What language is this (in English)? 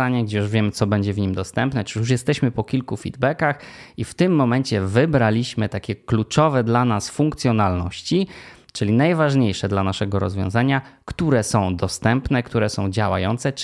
Polish